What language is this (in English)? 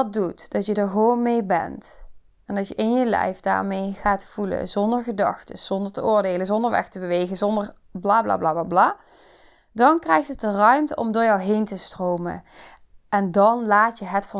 Dutch